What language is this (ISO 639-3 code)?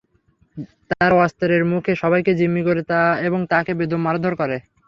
ben